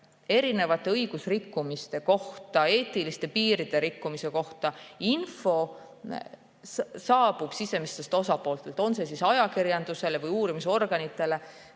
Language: Estonian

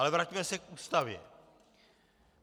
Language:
Czech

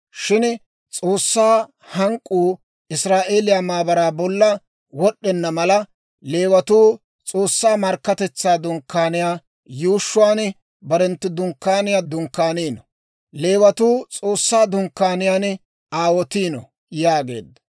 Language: Dawro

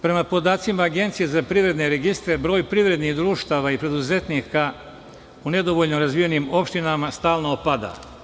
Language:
Serbian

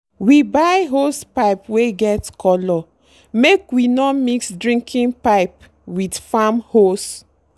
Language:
Nigerian Pidgin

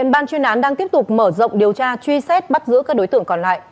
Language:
Vietnamese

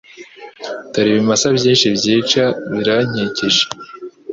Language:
Kinyarwanda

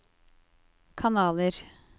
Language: Norwegian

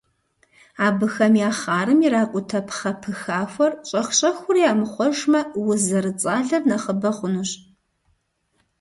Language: Kabardian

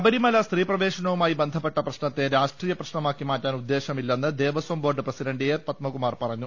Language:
Malayalam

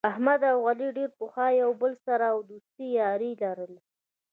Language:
Pashto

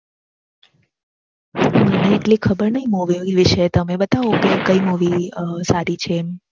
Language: Gujarati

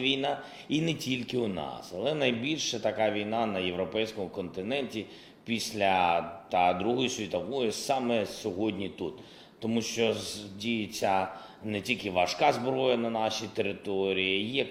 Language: Ukrainian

